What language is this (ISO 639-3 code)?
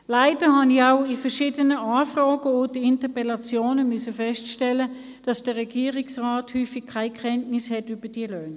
gsw